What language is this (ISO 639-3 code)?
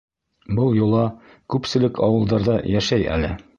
bak